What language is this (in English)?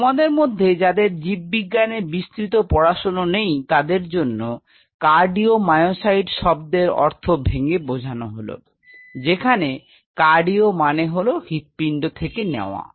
Bangla